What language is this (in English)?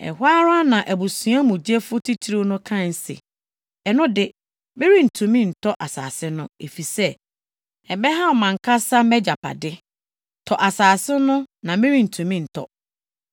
Akan